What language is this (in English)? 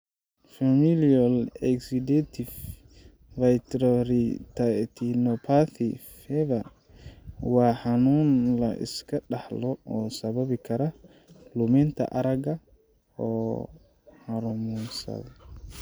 Somali